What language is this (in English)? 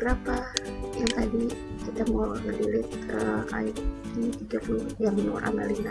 Indonesian